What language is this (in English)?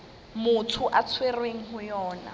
Southern Sotho